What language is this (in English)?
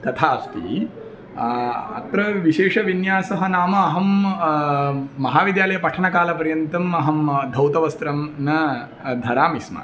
Sanskrit